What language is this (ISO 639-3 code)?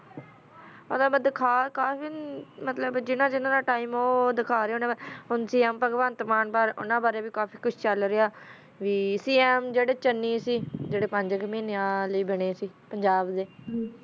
pan